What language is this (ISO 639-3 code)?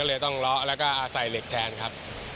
tha